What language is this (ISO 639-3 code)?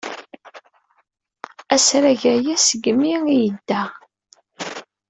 kab